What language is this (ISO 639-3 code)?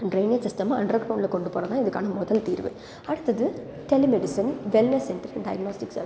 tam